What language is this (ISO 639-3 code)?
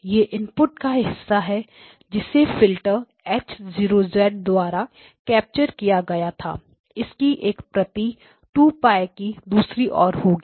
hin